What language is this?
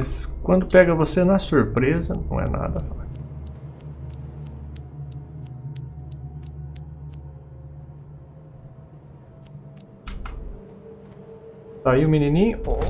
Portuguese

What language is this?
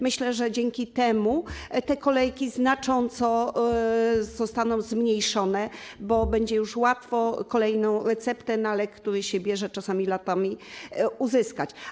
Polish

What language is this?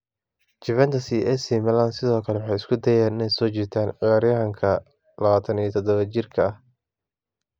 Somali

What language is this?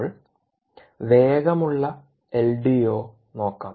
Malayalam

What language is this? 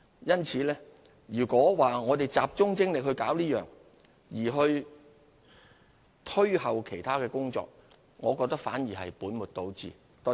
Cantonese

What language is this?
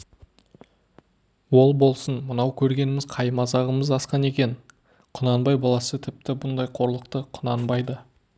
Kazakh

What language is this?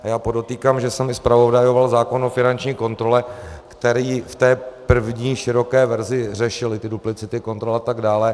Czech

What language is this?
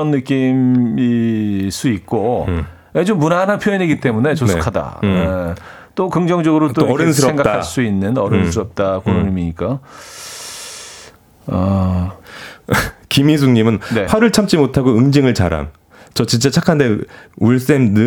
Korean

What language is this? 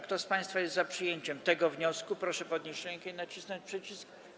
Polish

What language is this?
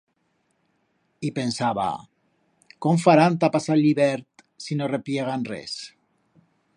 Aragonese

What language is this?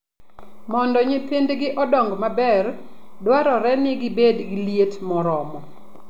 Luo (Kenya and Tanzania)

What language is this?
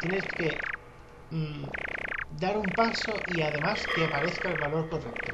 Spanish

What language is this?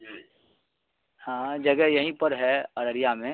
Urdu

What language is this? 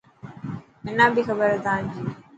Dhatki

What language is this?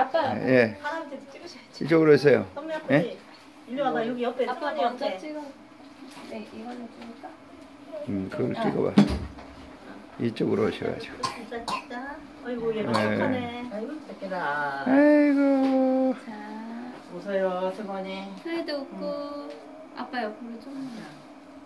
Korean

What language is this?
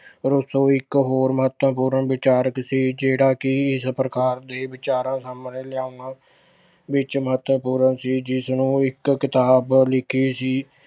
Punjabi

